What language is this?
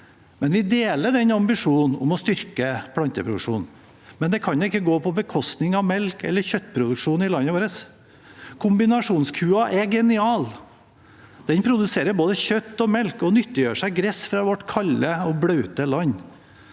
Norwegian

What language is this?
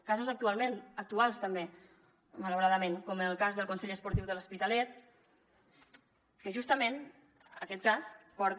Catalan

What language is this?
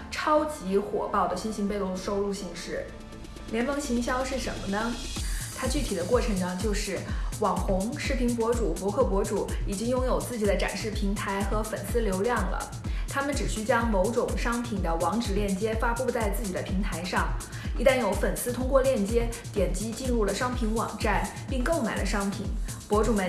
Chinese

